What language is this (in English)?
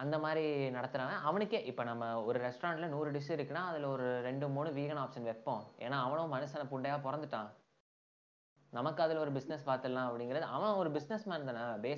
Tamil